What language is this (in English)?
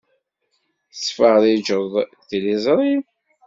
Kabyle